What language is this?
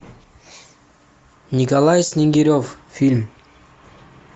Russian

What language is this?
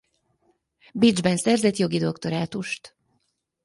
Hungarian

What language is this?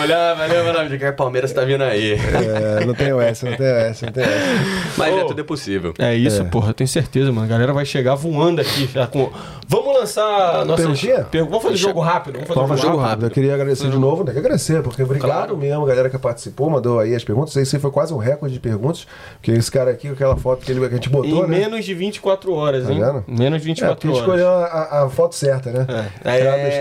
Portuguese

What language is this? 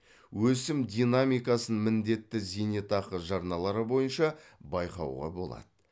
Kazakh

